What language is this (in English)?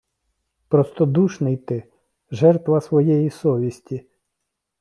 Ukrainian